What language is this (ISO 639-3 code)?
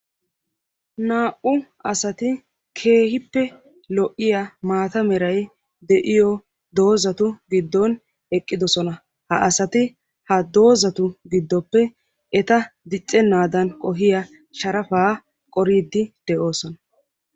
wal